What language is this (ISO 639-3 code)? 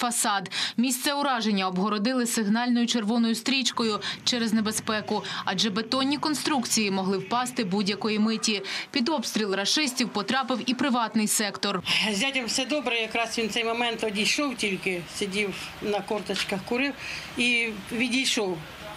ukr